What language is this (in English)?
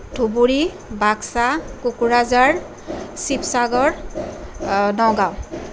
Assamese